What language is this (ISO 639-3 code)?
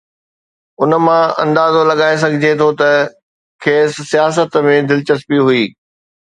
snd